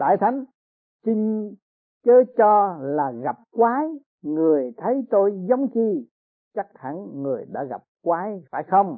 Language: Vietnamese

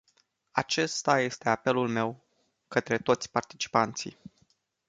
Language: Romanian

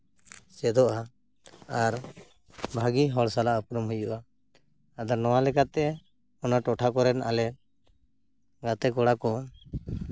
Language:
Santali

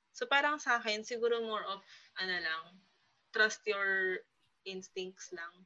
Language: Filipino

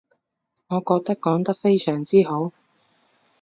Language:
Cantonese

